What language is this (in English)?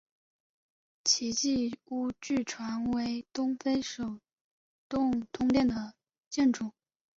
Chinese